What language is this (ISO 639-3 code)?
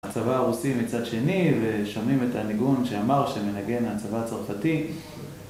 heb